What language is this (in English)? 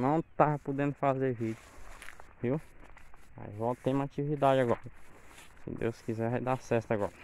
Portuguese